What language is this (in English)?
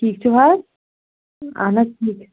Kashmiri